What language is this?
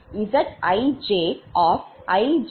Tamil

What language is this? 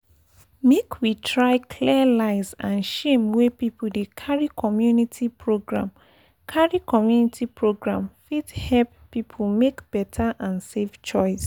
Nigerian Pidgin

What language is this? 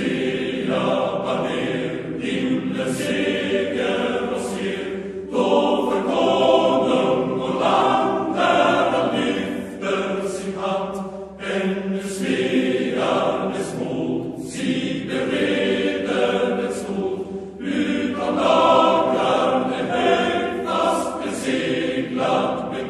Romanian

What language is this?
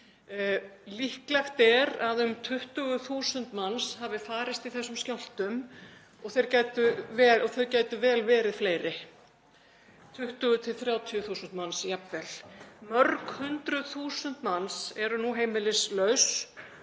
Icelandic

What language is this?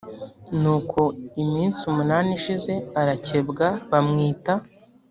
Kinyarwanda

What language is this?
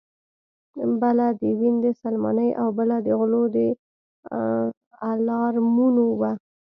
Pashto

